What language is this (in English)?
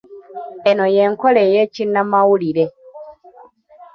Ganda